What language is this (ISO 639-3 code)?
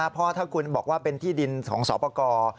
tha